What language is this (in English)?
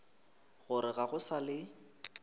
Northern Sotho